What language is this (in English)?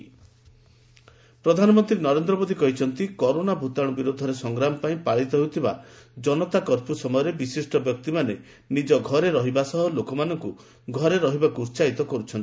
Odia